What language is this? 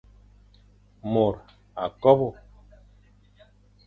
Fang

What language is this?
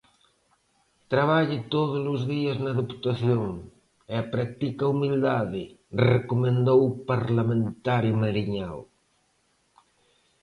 Galician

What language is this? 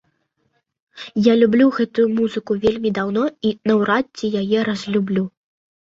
Belarusian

